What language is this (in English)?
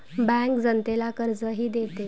Marathi